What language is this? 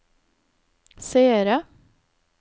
Norwegian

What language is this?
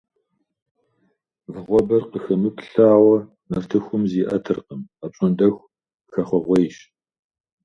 Kabardian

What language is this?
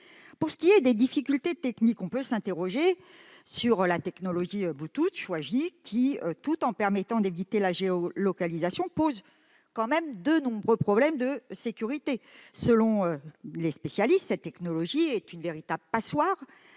French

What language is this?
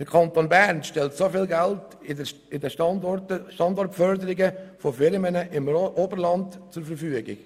Swiss German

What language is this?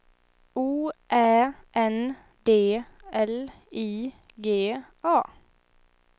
Swedish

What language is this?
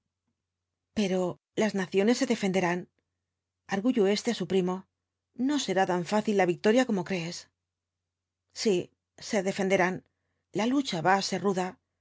Spanish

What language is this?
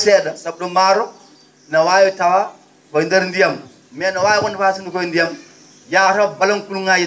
Fula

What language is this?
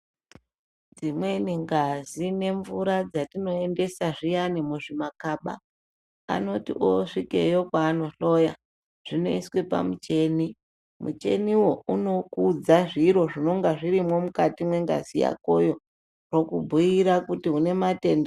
Ndau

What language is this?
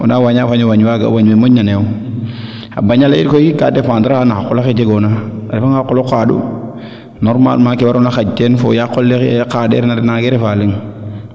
Serer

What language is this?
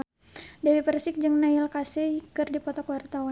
Sundanese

